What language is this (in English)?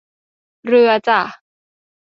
Thai